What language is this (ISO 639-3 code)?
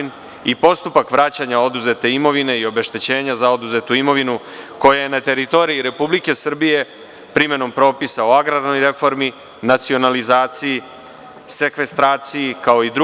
srp